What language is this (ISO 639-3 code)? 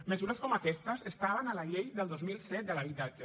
cat